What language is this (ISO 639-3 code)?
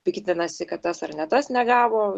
lit